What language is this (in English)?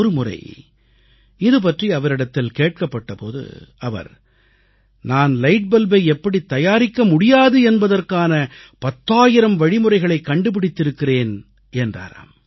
Tamil